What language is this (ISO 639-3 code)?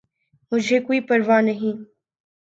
urd